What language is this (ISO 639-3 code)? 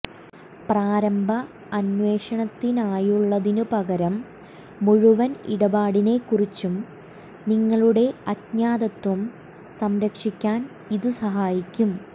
mal